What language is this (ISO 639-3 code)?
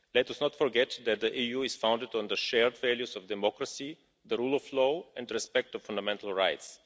eng